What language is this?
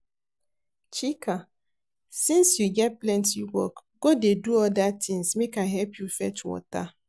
Nigerian Pidgin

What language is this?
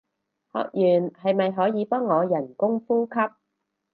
Cantonese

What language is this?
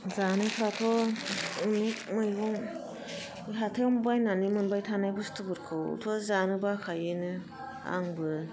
Bodo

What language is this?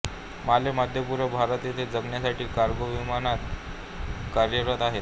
Marathi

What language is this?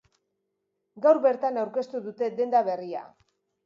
Basque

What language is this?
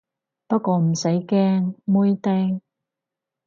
Cantonese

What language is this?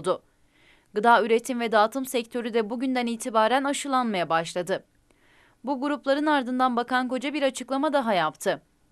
Turkish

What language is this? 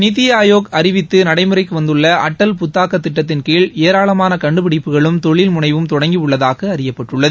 Tamil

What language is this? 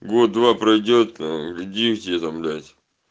Russian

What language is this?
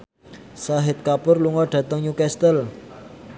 Javanese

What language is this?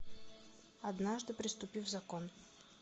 Russian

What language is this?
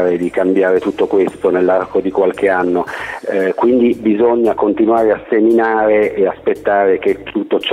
Italian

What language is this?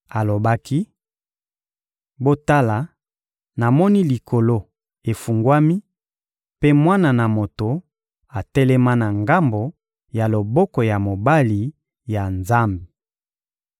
Lingala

